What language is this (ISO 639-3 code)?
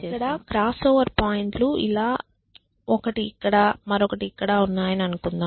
tel